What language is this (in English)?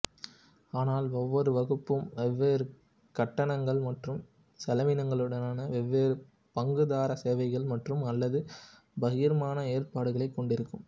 Tamil